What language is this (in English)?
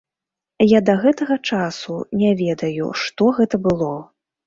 Belarusian